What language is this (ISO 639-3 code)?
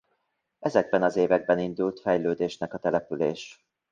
hun